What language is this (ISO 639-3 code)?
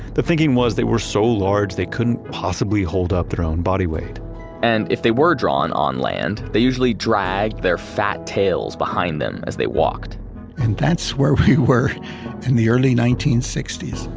eng